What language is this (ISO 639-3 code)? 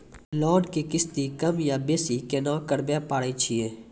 mai